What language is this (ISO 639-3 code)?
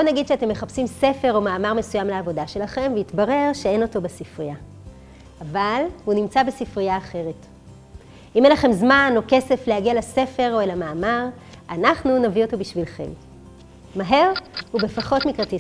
heb